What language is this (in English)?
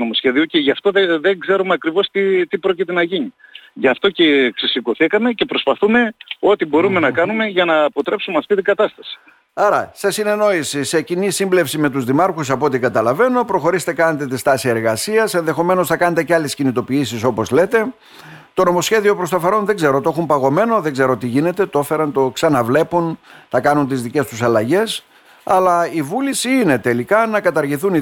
Greek